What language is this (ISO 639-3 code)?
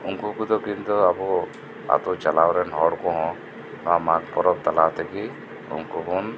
sat